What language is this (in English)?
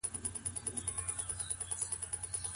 Pashto